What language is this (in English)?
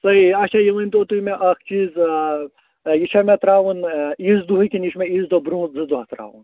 Kashmiri